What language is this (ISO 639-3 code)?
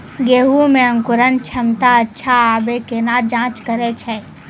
mai